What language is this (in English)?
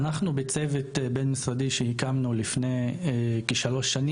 Hebrew